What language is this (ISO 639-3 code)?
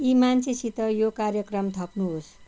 nep